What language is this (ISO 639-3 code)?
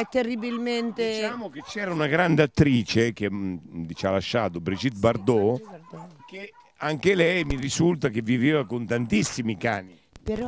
ita